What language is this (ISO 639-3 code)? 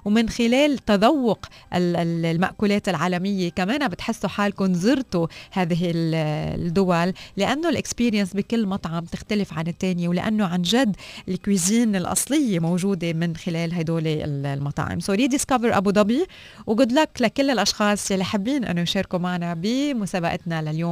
ara